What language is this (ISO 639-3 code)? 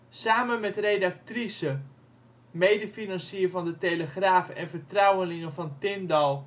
nld